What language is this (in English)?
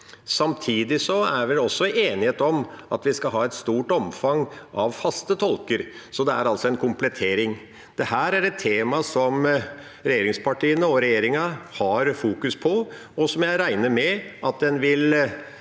Norwegian